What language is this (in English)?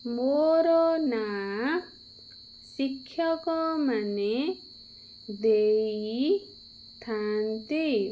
Odia